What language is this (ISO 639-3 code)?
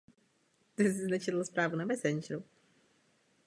ces